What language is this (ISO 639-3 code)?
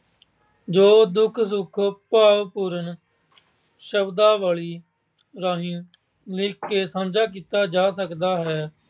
pan